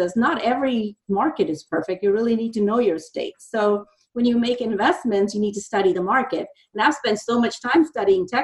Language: English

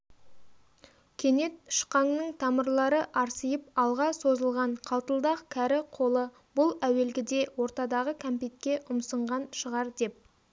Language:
Kazakh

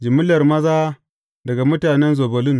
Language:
Hausa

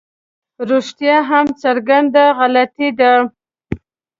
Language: Pashto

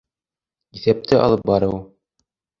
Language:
Bashkir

